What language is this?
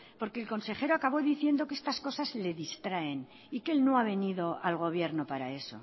Spanish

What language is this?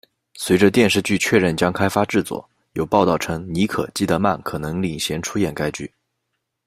Chinese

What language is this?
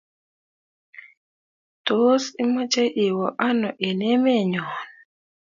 Kalenjin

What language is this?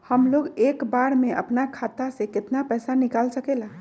Magahi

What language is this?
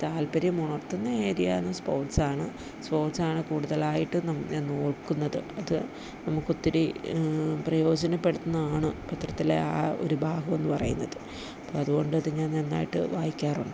Malayalam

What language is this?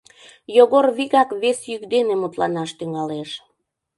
Mari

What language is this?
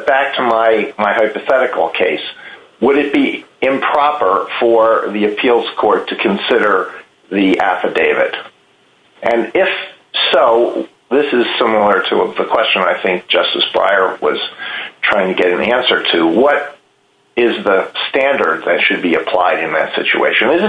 English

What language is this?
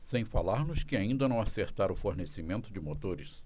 Portuguese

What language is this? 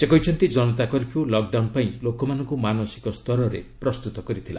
Odia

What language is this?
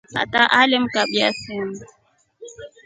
Rombo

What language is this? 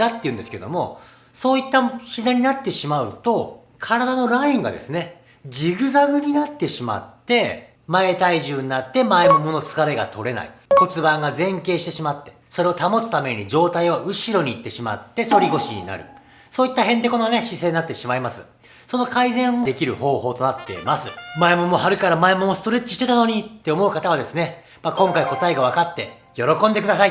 Japanese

